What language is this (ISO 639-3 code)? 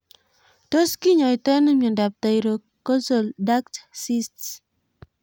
kln